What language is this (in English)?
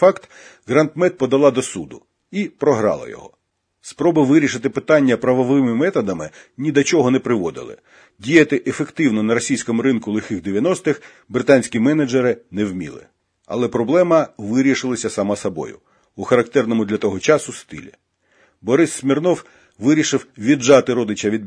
Ukrainian